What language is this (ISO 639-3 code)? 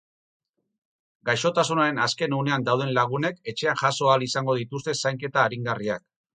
eus